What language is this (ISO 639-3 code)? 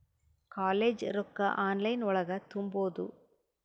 kan